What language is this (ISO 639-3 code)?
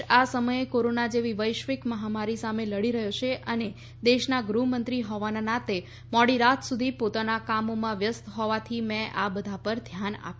guj